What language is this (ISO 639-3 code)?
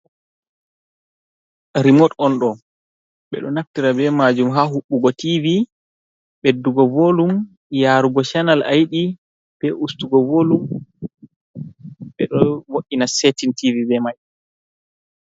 ful